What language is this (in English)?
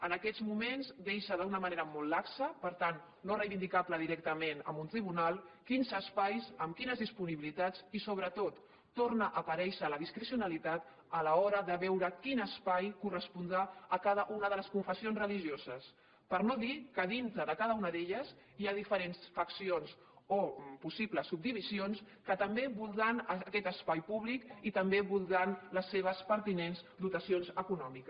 Catalan